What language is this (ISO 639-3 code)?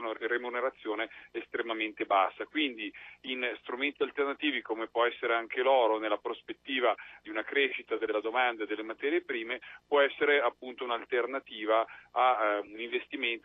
ita